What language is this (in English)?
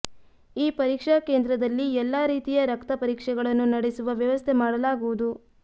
Kannada